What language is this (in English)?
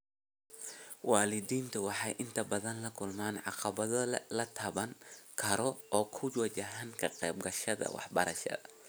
Somali